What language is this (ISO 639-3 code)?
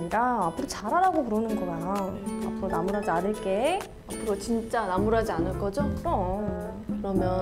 kor